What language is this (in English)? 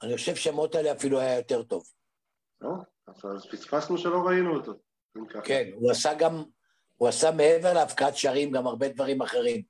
Hebrew